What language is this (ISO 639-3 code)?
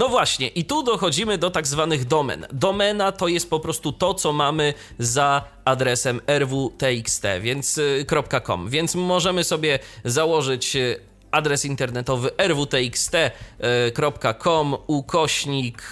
pol